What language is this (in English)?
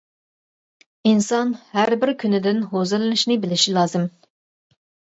Uyghur